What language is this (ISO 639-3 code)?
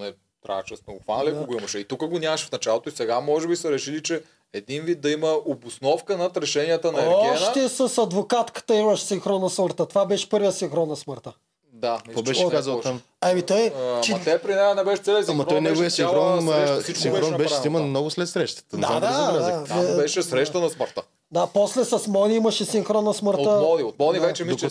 bul